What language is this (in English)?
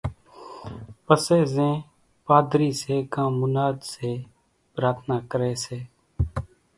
Kachi Koli